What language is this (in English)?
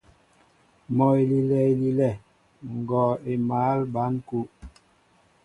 Mbo (Cameroon)